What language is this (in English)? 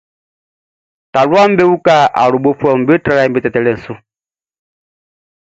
Baoulé